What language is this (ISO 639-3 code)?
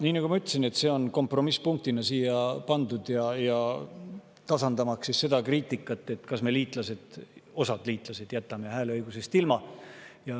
est